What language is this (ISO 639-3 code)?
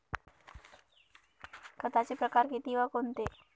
mar